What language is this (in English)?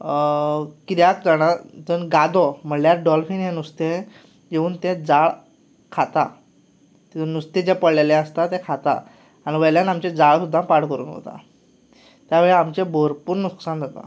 Konkani